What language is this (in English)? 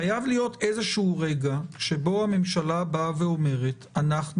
Hebrew